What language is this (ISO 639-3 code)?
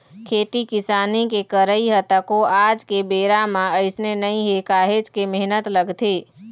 hne